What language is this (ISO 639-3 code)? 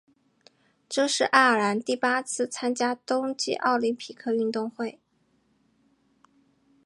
zho